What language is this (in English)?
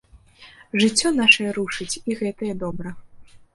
Belarusian